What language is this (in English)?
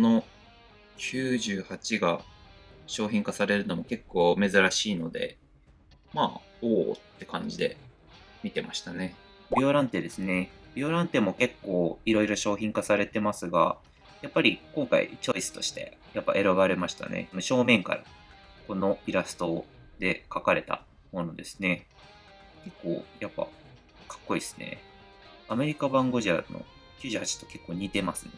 Japanese